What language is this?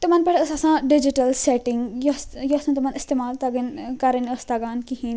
Kashmiri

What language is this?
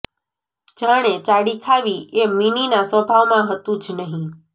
Gujarati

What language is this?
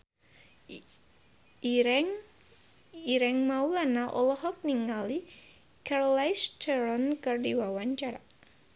Sundanese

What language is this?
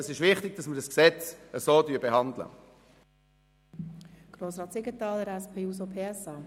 Swiss German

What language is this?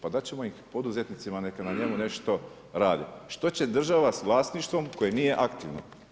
Croatian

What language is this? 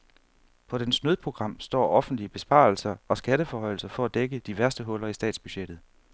Danish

